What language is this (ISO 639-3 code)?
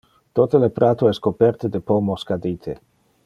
ina